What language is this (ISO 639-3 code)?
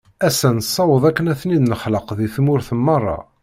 kab